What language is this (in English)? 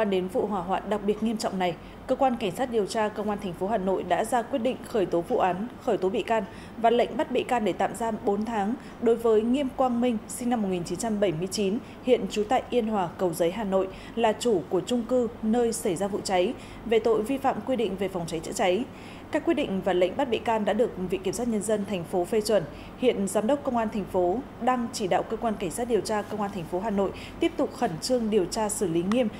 Vietnamese